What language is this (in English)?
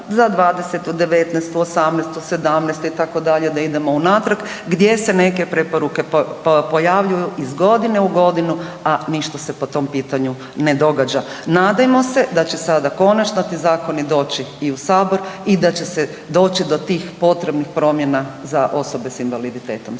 Croatian